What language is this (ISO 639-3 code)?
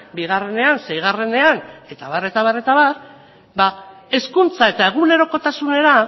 eus